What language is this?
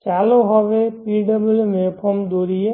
Gujarati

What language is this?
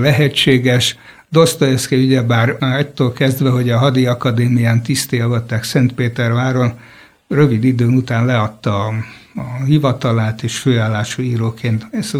Hungarian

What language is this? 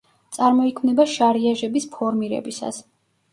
Georgian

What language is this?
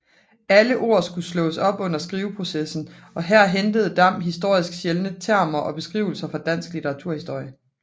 Danish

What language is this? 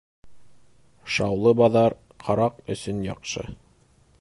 Bashkir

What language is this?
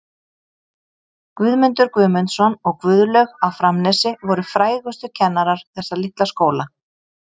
Icelandic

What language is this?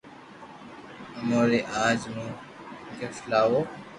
Loarki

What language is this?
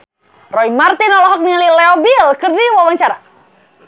Sundanese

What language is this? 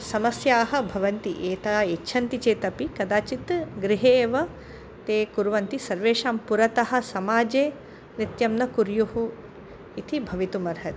Sanskrit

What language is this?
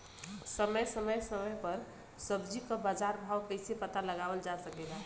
Bhojpuri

